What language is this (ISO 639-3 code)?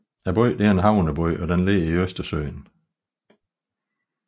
dan